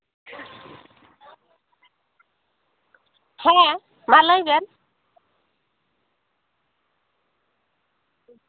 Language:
Santali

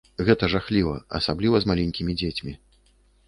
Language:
Belarusian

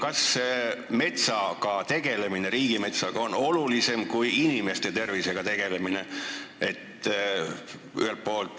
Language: Estonian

